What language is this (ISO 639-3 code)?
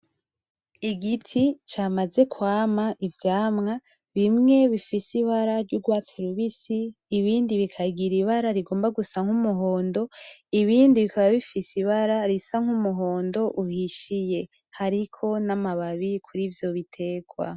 run